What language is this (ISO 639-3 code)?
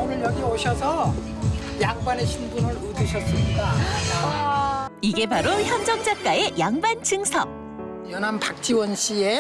kor